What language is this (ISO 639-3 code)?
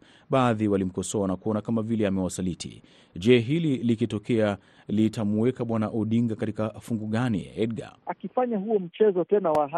swa